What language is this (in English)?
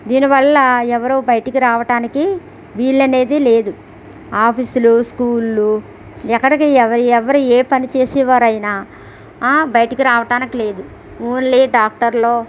Telugu